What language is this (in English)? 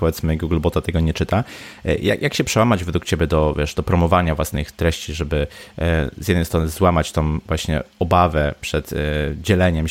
Polish